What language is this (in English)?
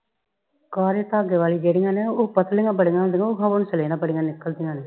Punjabi